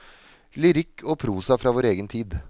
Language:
Norwegian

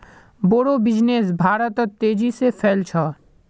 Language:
Magahi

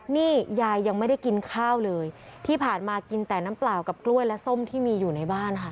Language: Thai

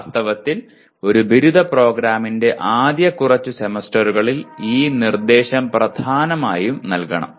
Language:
Malayalam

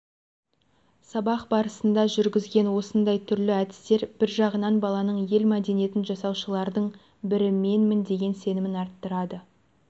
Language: Kazakh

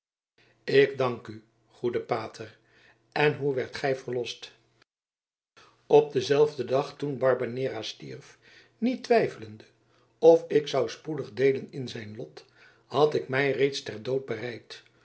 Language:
Dutch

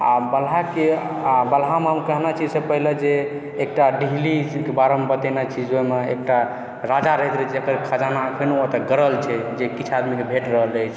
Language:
Maithili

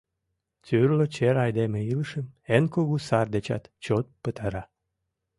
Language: Mari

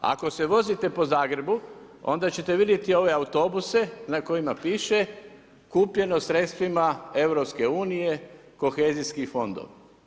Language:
Croatian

